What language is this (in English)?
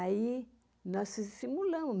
Portuguese